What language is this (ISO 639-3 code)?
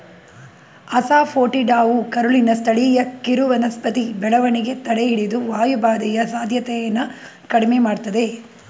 kan